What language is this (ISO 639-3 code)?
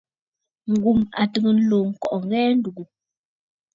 bfd